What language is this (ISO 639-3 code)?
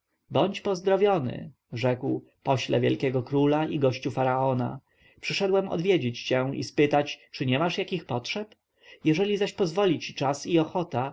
pol